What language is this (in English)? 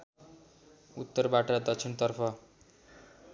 Nepali